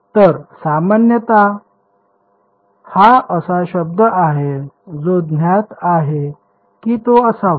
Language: Marathi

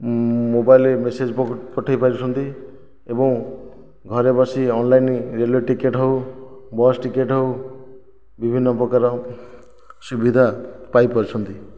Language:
Odia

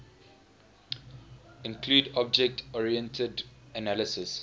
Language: English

